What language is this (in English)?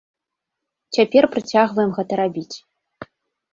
Belarusian